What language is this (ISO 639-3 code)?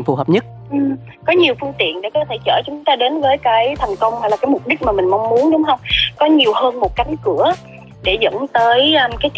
vie